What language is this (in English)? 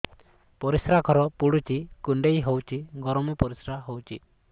Odia